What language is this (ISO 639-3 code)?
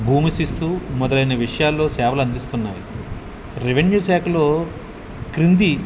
tel